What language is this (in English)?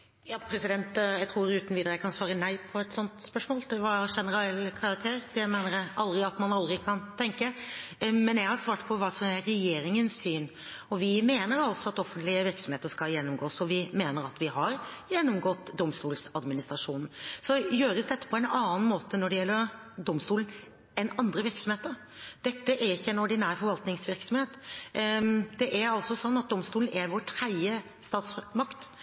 Norwegian